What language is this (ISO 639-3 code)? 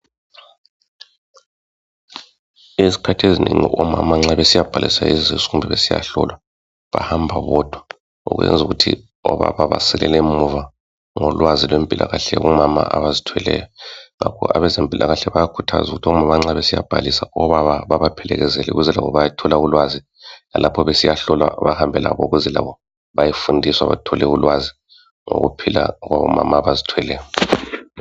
nde